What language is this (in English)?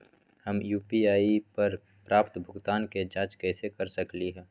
Magahi